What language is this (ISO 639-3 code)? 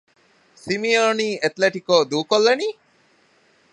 div